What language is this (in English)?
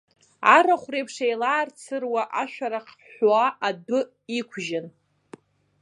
Abkhazian